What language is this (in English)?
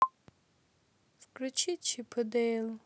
Russian